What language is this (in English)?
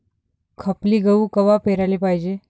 Marathi